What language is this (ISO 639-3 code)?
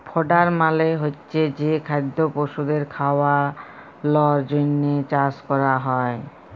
ben